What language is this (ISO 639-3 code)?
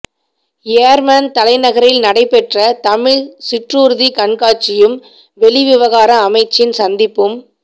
tam